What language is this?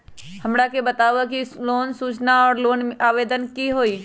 Magahi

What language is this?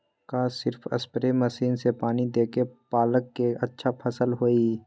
Magahi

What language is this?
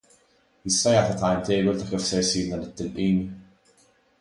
Maltese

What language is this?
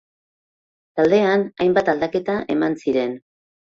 Basque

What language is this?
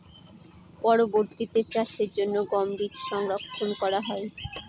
Bangla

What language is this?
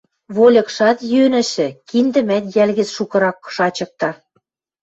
Western Mari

